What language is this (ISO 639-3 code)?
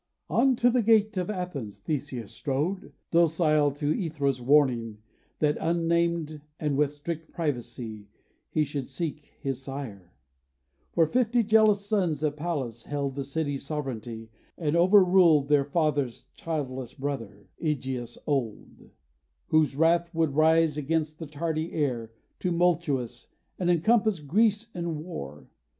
eng